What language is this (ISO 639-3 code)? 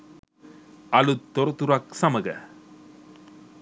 sin